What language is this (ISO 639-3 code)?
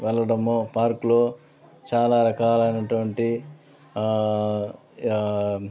tel